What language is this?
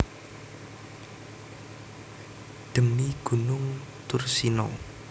Javanese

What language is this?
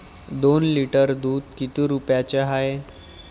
Marathi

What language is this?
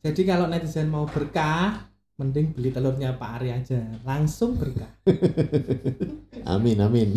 Indonesian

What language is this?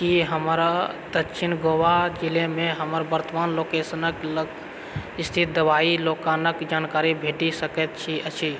Maithili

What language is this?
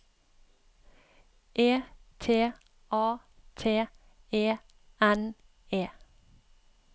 Norwegian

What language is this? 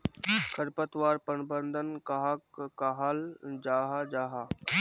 Magahi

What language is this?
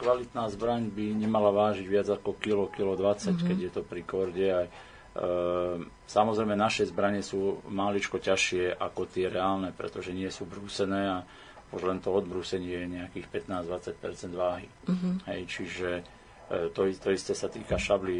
Slovak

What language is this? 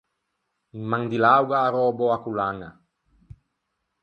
Ligurian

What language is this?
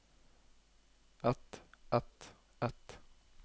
Norwegian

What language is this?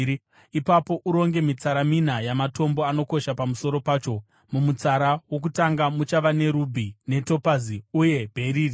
Shona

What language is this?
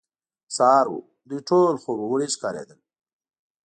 Pashto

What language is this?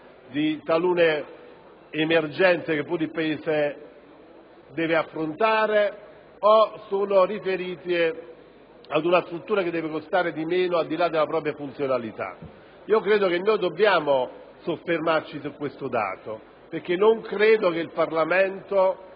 Italian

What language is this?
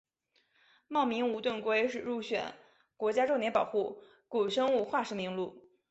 Chinese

